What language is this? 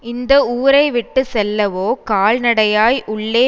Tamil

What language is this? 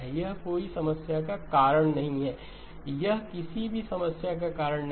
Hindi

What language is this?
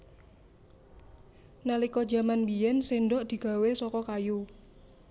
Javanese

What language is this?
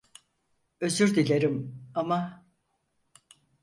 Turkish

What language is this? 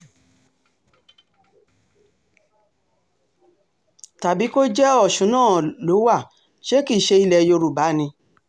Yoruba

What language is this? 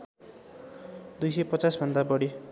Nepali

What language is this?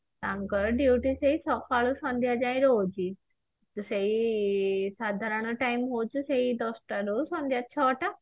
Odia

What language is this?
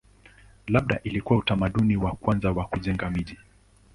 Swahili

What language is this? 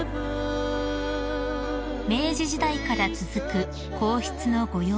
Japanese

